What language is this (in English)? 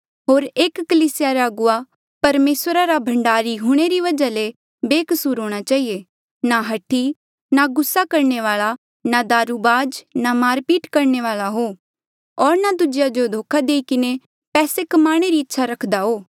Mandeali